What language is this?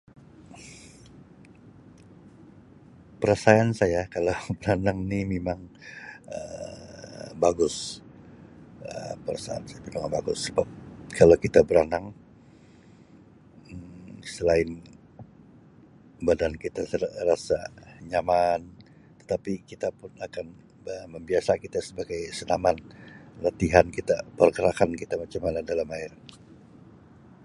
Sabah Malay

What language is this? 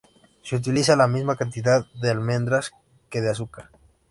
Spanish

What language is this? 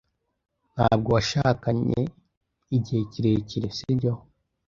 Kinyarwanda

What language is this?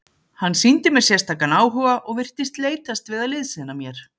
Icelandic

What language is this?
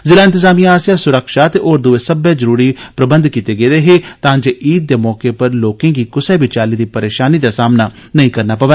Dogri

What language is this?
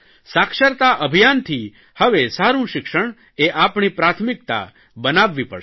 Gujarati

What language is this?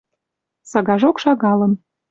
Western Mari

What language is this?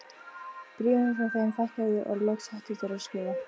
Icelandic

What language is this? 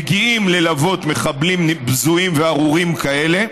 Hebrew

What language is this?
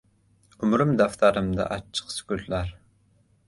Uzbek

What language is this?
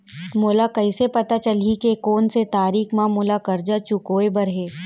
Chhattisgarhi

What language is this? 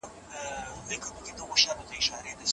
Pashto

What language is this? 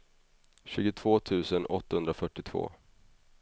Swedish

